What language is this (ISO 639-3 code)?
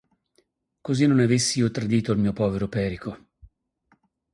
ita